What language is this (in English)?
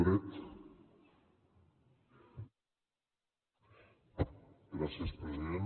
Catalan